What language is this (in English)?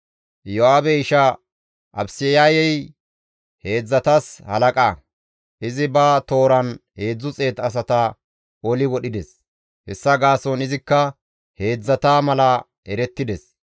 Gamo